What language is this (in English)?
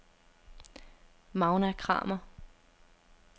Danish